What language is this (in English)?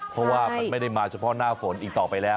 Thai